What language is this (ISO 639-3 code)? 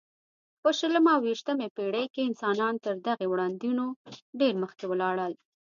pus